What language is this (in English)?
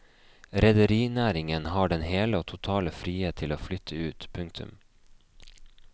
Norwegian